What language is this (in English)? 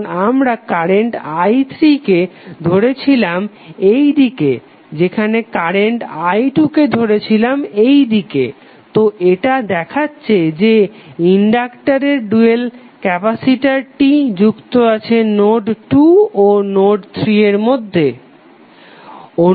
Bangla